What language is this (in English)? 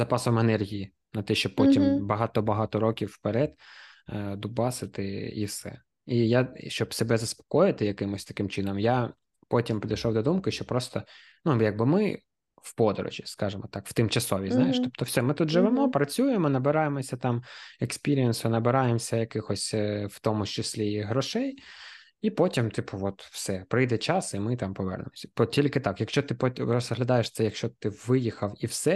Ukrainian